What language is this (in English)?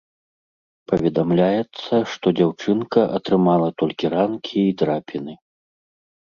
Belarusian